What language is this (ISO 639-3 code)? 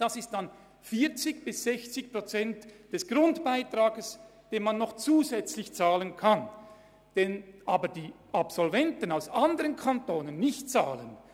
gsw